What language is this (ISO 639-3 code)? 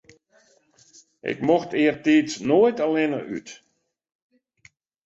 fry